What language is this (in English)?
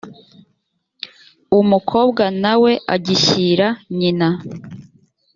Kinyarwanda